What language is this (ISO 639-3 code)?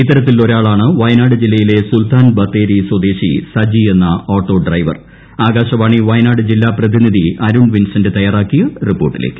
mal